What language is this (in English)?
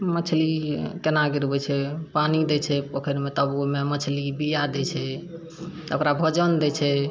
Maithili